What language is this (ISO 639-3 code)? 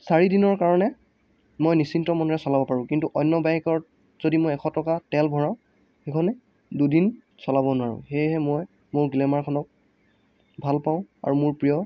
asm